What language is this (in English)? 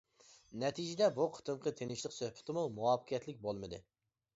Uyghur